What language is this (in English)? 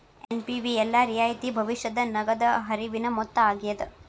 Kannada